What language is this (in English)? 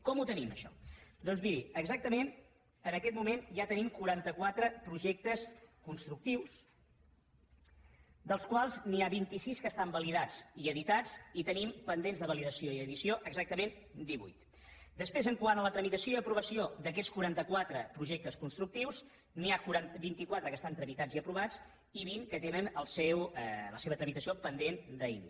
Catalan